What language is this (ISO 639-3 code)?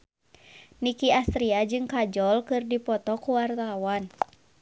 sun